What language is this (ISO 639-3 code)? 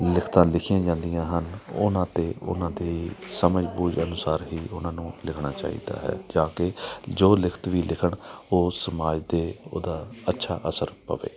pan